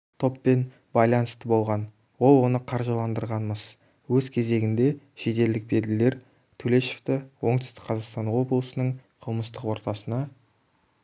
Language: Kazakh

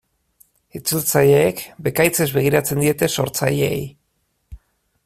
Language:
Basque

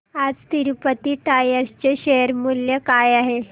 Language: Marathi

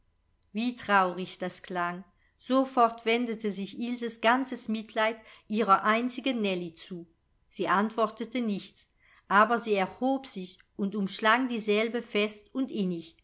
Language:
German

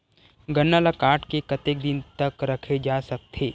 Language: Chhattisgarhi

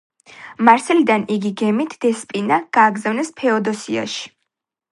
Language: Georgian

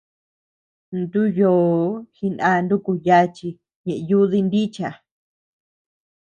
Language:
Tepeuxila Cuicatec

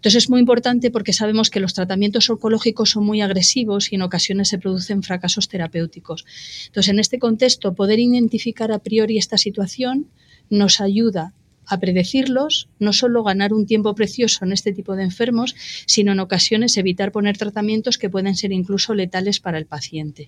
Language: Spanish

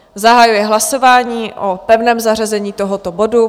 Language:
Czech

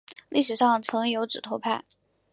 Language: Chinese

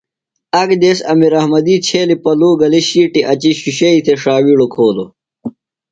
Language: Phalura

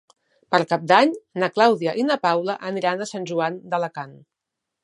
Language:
Catalan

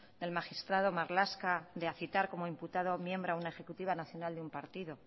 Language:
Spanish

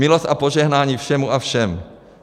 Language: Czech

